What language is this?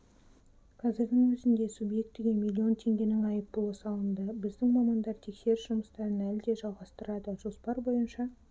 Kazakh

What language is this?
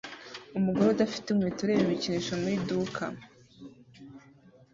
Kinyarwanda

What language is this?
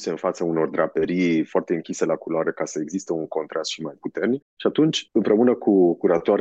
Romanian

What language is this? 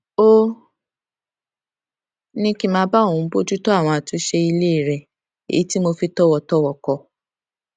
Yoruba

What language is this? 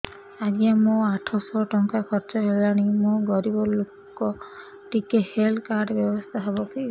Odia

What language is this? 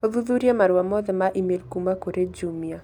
Kikuyu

